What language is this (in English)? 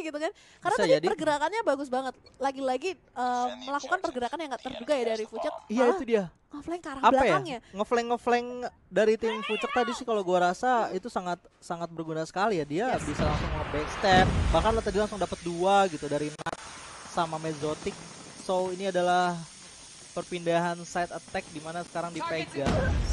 Indonesian